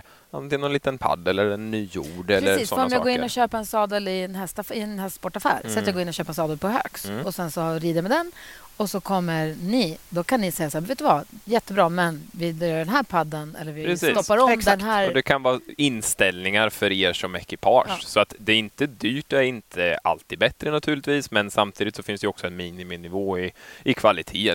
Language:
Swedish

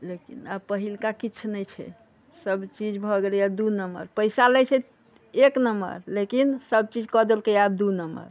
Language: Maithili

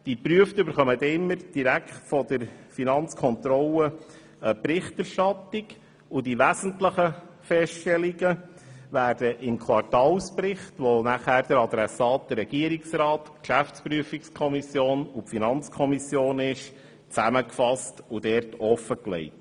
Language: Swiss German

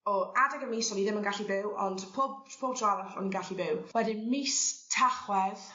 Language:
Welsh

